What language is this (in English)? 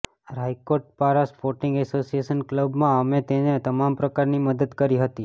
Gujarati